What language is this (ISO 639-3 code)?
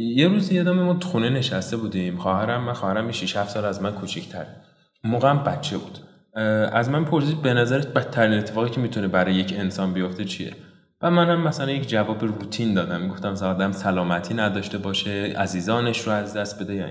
fas